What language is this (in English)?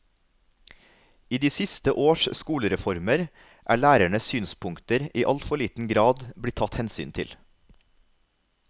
Norwegian